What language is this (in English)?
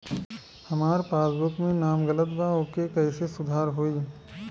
Bhojpuri